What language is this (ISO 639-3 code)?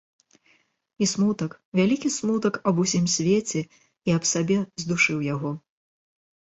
bel